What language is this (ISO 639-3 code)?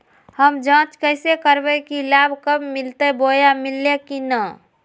mag